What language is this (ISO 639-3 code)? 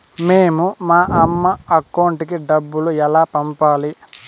tel